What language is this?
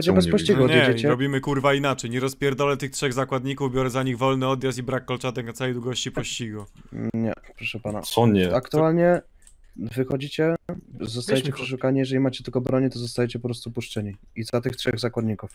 Polish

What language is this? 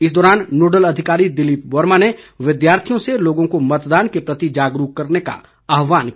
Hindi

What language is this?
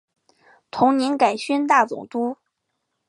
Chinese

